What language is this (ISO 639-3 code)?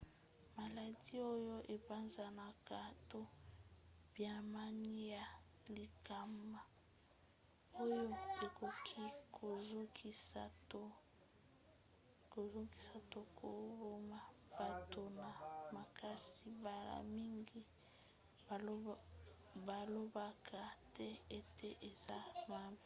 lin